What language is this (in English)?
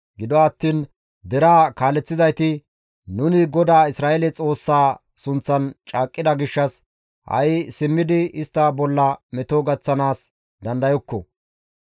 Gamo